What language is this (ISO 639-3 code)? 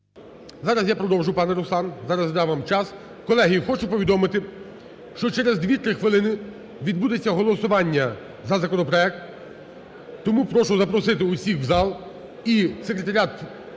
ukr